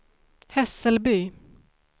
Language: Swedish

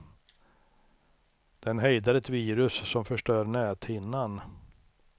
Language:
Swedish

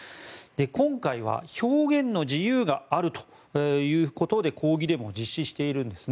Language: Japanese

